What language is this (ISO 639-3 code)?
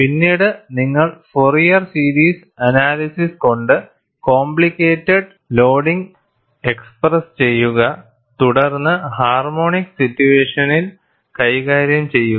mal